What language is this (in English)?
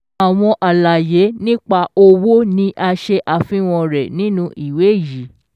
Yoruba